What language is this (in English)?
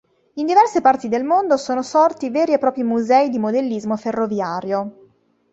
Italian